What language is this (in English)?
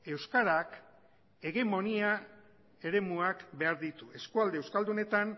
Basque